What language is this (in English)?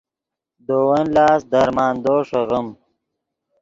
Yidgha